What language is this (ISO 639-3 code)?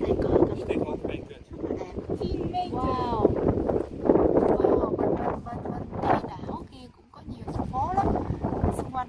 vie